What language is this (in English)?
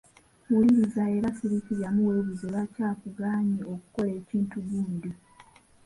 Ganda